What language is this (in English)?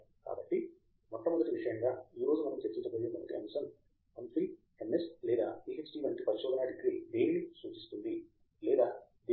Telugu